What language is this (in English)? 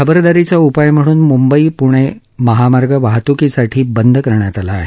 Marathi